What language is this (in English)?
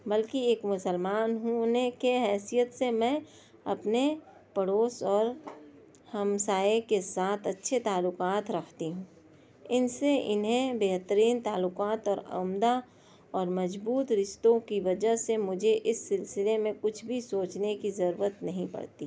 Urdu